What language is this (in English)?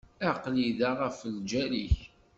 Kabyle